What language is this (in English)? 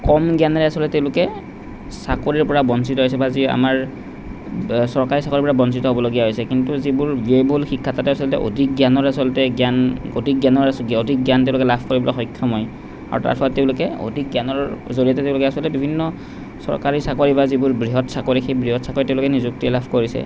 Assamese